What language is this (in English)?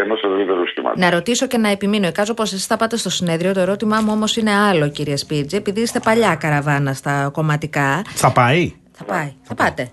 Greek